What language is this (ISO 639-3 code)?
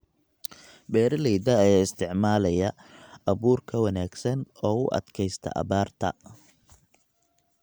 som